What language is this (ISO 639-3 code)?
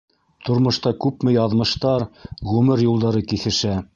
bak